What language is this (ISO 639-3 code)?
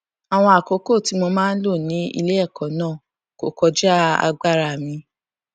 yor